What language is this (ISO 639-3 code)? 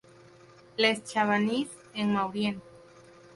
spa